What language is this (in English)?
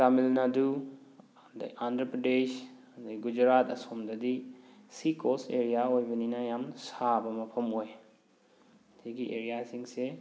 Manipuri